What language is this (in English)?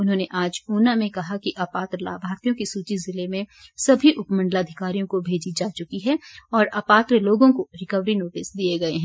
Hindi